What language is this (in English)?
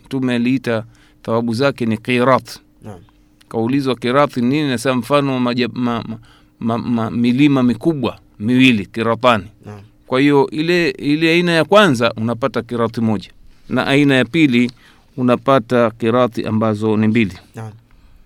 Swahili